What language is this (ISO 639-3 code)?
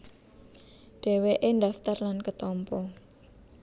jav